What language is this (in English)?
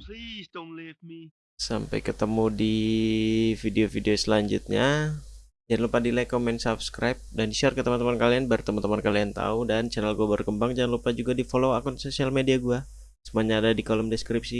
Indonesian